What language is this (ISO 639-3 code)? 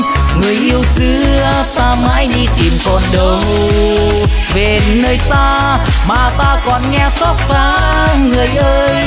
vie